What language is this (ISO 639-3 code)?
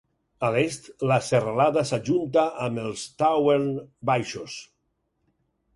cat